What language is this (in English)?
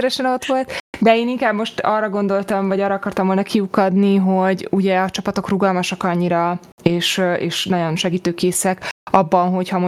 Hungarian